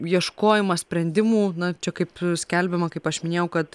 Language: Lithuanian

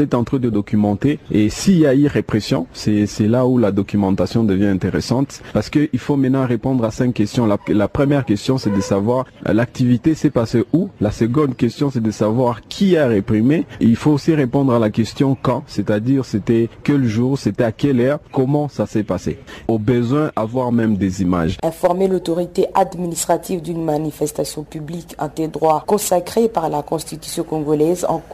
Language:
French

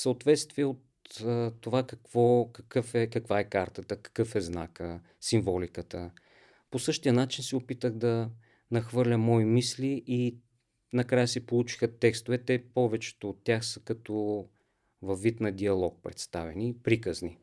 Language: Bulgarian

